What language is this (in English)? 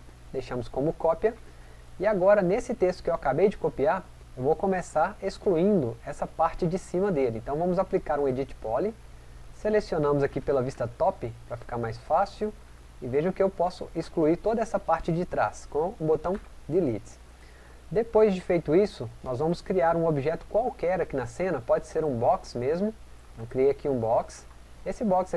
Portuguese